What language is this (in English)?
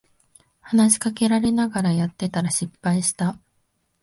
Japanese